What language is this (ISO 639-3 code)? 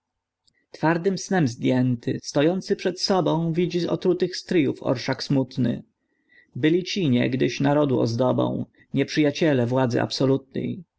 pol